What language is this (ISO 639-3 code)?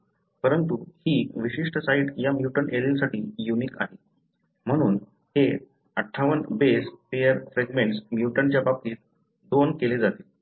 mar